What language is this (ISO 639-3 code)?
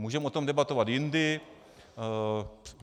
ces